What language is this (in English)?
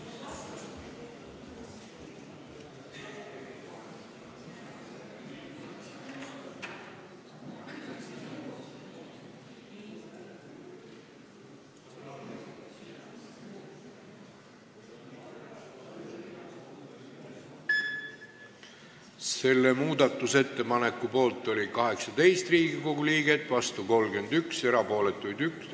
Estonian